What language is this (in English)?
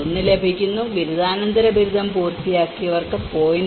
Malayalam